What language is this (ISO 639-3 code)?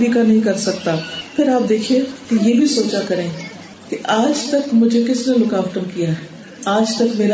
urd